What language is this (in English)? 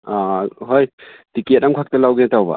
Manipuri